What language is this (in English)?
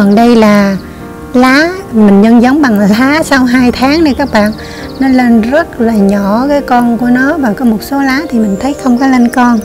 Vietnamese